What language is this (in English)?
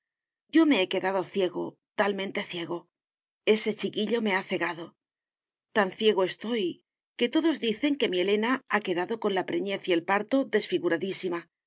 Spanish